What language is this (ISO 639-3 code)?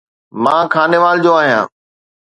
snd